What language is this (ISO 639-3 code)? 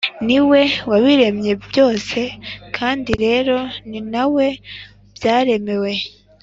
kin